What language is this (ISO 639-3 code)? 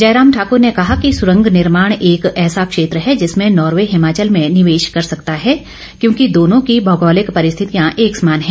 hin